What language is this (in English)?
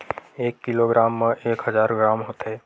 Chhattisgarhi